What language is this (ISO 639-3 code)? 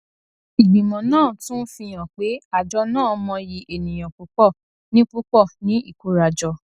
yor